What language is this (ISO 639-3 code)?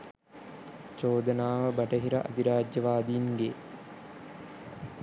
sin